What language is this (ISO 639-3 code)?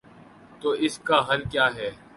urd